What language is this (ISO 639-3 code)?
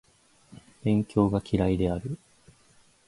jpn